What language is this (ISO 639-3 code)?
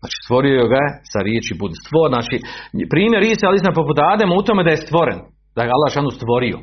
hrv